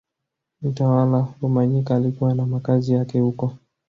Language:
Swahili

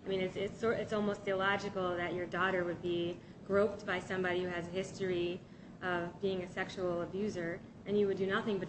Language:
English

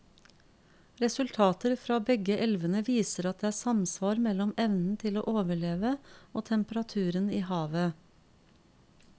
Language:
Norwegian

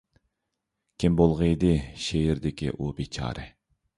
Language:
Uyghur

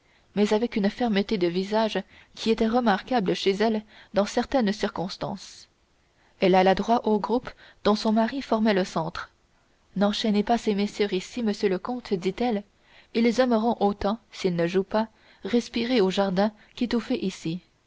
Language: French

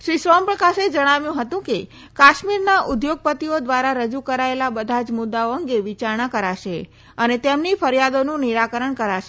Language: Gujarati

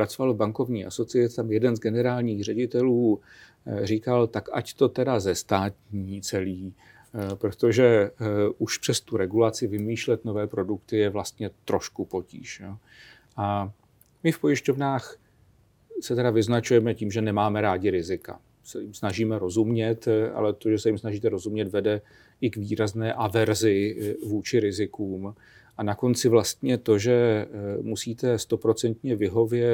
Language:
Czech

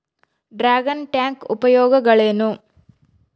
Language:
Kannada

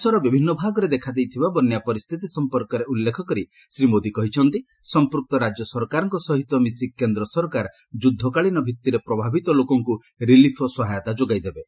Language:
Odia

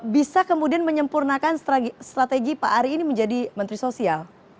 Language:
Indonesian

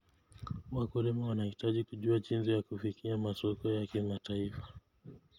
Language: Kalenjin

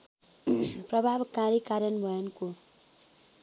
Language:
Nepali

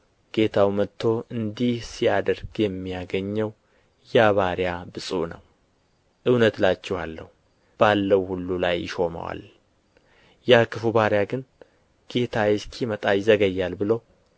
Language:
Amharic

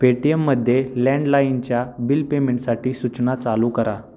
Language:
Marathi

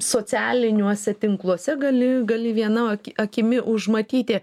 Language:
Lithuanian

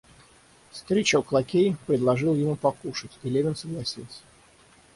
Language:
Russian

